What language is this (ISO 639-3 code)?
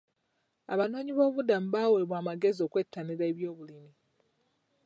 lug